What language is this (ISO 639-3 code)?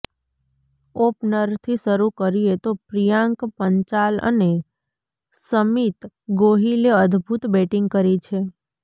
guj